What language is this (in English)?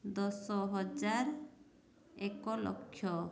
Odia